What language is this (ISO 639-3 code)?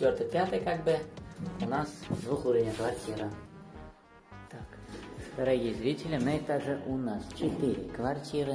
rus